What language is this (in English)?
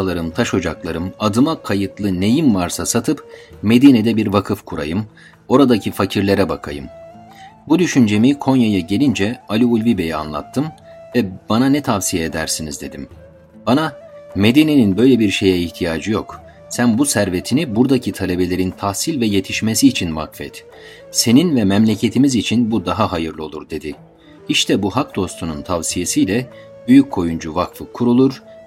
Turkish